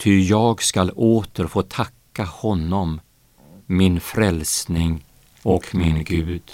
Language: Swedish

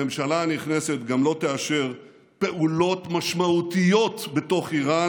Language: Hebrew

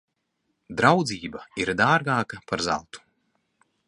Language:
Latvian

